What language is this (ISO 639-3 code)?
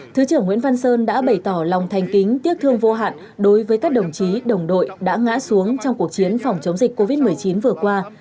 vie